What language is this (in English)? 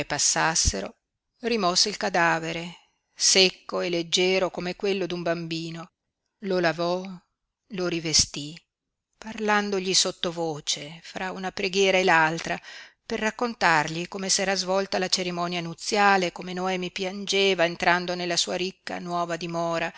Italian